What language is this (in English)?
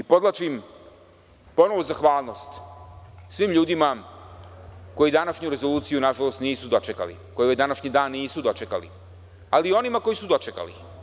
Serbian